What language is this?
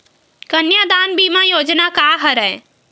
Chhattisgarhi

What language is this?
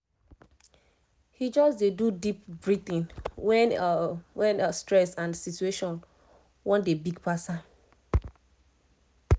Nigerian Pidgin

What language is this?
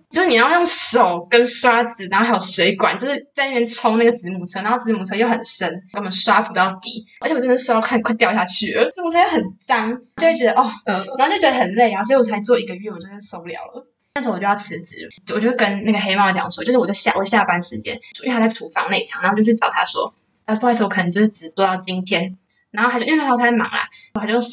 Chinese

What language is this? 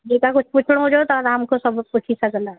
Sindhi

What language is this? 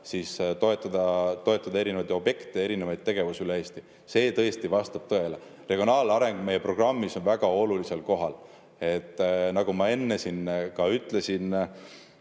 Estonian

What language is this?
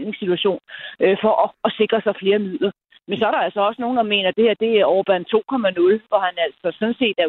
Danish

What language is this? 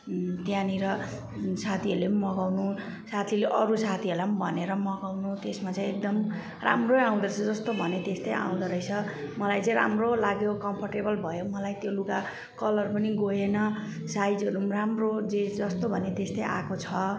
Nepali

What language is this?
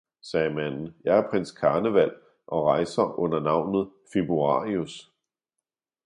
Danish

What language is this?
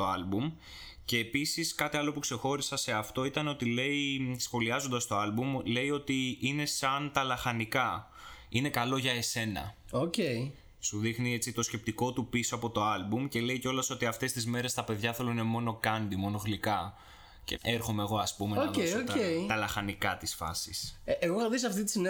Greek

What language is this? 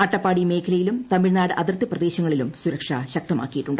Malayalam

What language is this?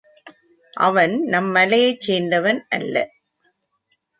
Tamil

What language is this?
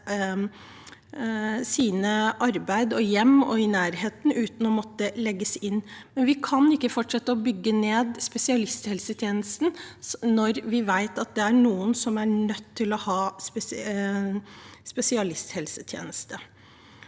Norwegian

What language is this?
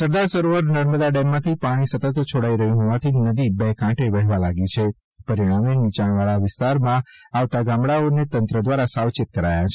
Gujarati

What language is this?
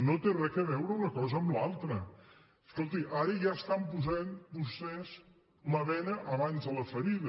Catalan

